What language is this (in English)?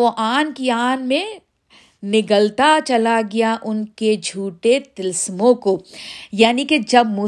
Urdu